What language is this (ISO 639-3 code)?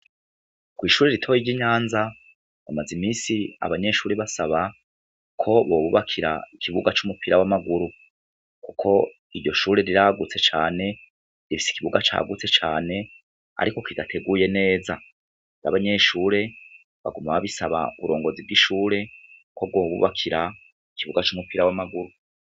run